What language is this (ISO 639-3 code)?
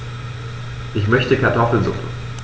deu